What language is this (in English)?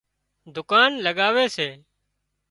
Wadiyara Koli